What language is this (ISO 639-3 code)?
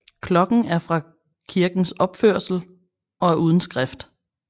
dan